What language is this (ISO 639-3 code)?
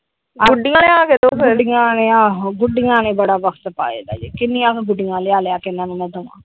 pan